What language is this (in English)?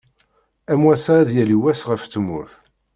Kabyle